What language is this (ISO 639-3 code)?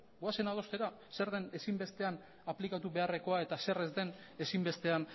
eus